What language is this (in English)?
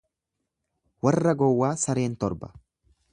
Oromo